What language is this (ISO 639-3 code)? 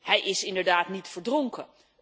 nld